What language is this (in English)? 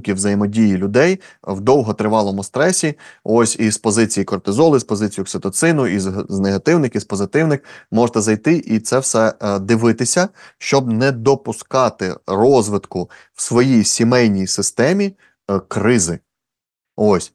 Ukrainian